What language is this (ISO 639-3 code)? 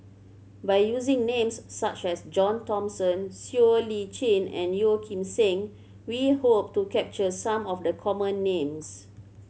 eng